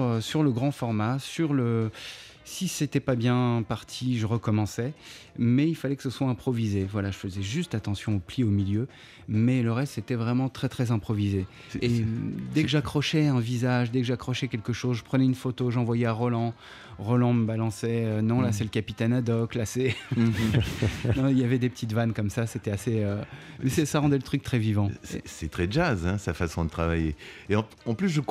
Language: French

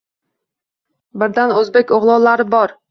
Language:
Uzbek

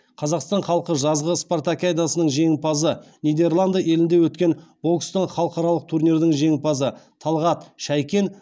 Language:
Kazakh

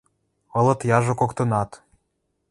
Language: Western Mari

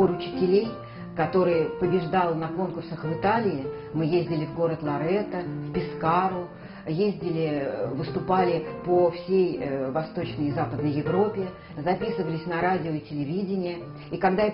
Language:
Russian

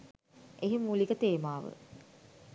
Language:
Sinhala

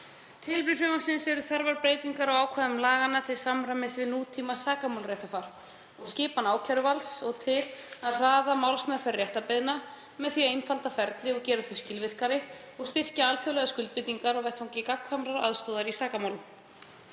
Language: Icelandic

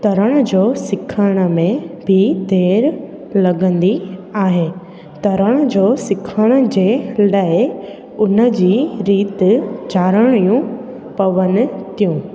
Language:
Sindhi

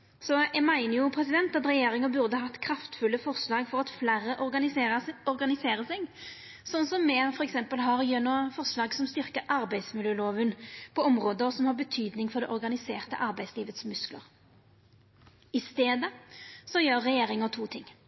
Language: Norwegian Nynorsk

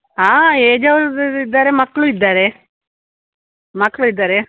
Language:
Kannada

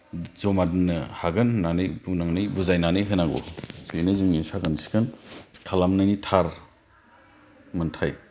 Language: Bodo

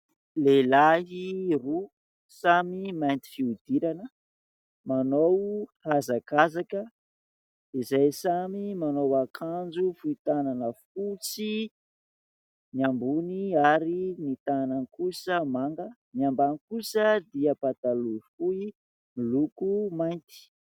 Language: Malagasy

